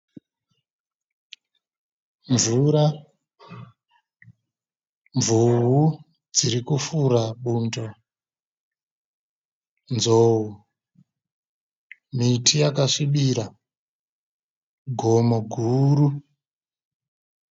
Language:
Shona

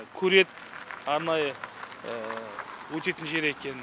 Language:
Kazakh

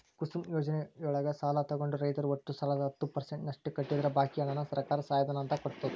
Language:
Kannada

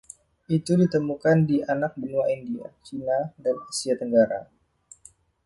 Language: Indonesian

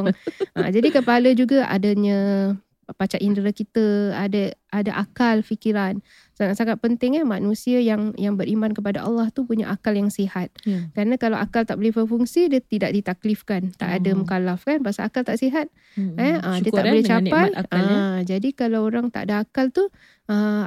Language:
Malay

